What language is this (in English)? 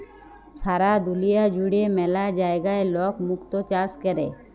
Bangla